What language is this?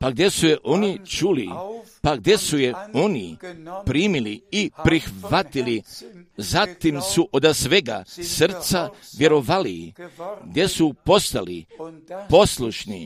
Croatian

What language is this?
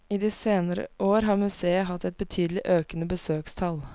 Norwegian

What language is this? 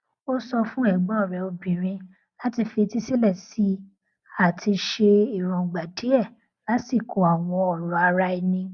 Yoruba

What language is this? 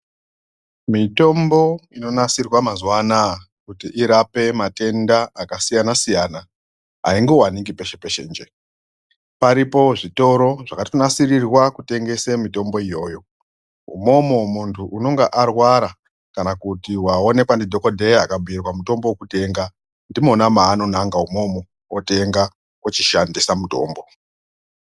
Ndau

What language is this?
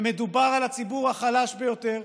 Hebrew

